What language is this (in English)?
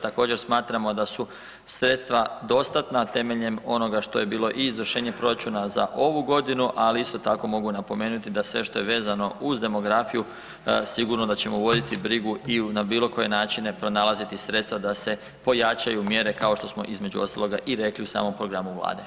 Croatian